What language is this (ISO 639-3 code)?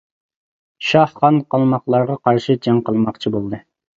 uig